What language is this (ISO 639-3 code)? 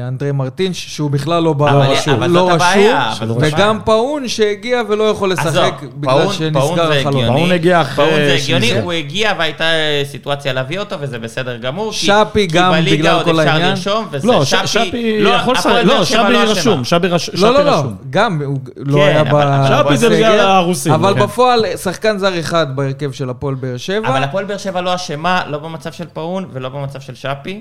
heb